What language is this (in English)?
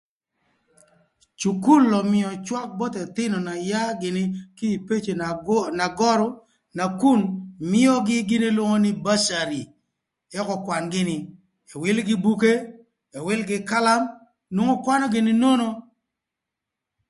Thur